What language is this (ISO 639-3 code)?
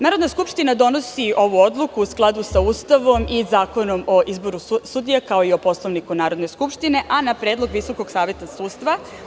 srp